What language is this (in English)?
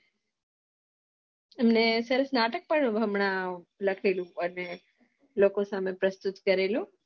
Gujarati